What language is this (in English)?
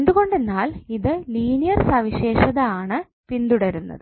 Malayalam